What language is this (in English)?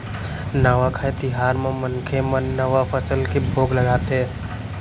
Chhattisgarhi